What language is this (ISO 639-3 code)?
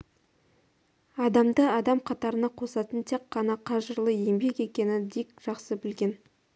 kaz